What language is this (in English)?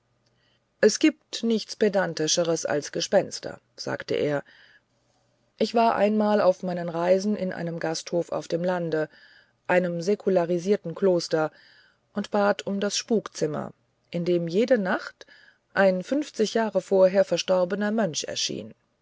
German